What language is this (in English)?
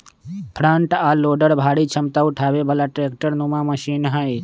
Magahi